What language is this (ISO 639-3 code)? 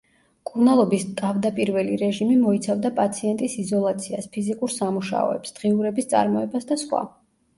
kat